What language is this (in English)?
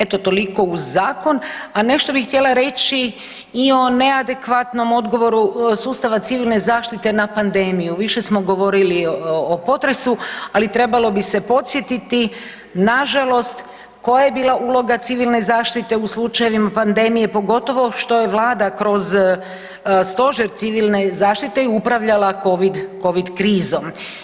Croatian